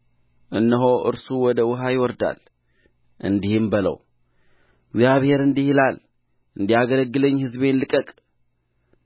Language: Amharic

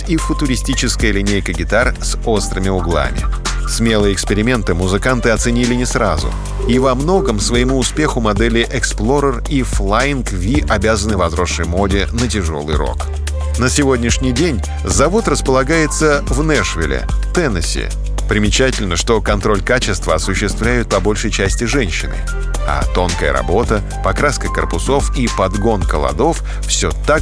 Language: Russian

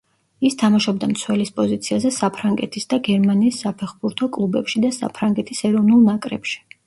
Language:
Georgian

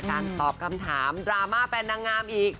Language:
Thai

